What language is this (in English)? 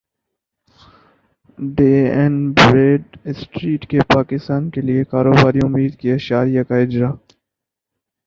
Urdu